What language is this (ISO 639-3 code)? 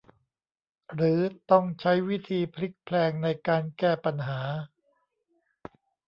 tha